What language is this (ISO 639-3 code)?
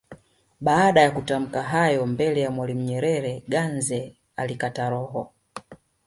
swa